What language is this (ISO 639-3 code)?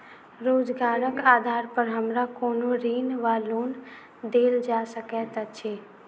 mai